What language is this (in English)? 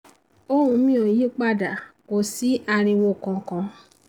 Yoruba